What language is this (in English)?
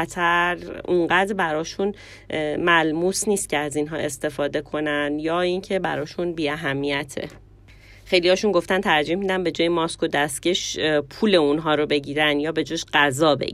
Persian